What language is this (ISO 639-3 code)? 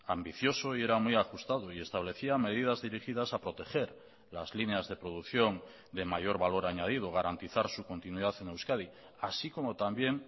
spa